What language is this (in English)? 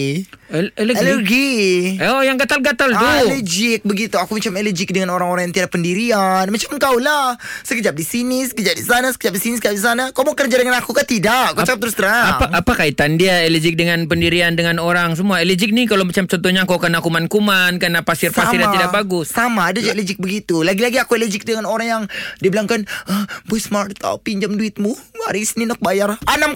Malay